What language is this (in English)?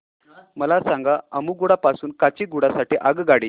Marathi